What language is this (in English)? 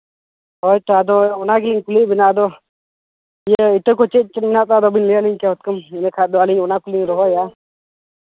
Santali